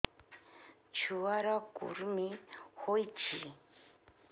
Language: Odia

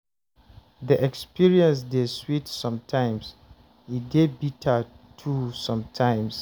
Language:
Nigerian Pidgin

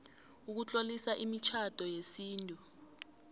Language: South Ndebele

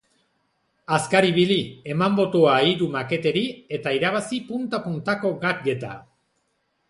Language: Basque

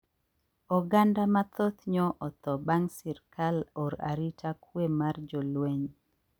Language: Luo (Kenya and Tanzania)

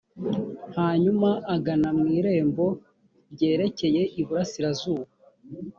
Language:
Kinyarwanda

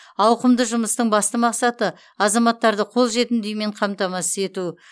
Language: Kazakh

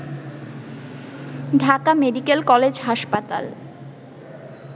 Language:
Bangla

